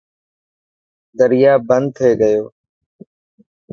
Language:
Dhatki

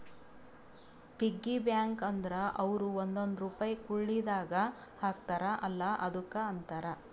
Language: Kannada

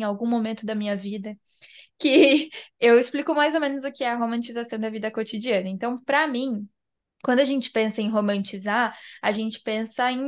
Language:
Portuguese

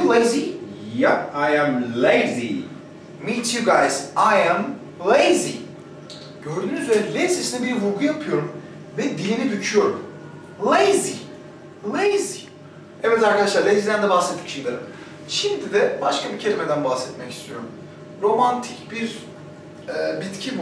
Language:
Turkish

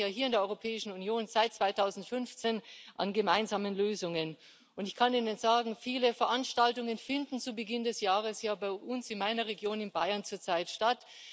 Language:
German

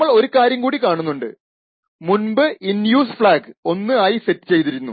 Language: Malayalam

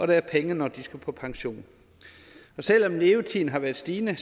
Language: Danish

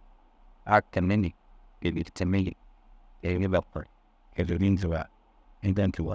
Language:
Dazaga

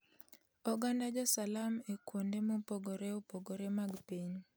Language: Luo (Kenya and Tanzania)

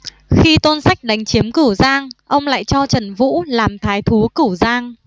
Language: Vietnamese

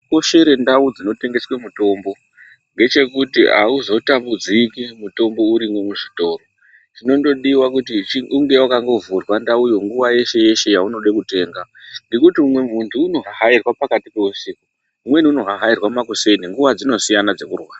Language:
Ndau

